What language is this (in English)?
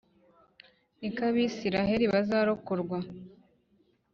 Kinyarwanda